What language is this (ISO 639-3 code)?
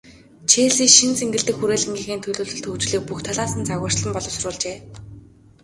mon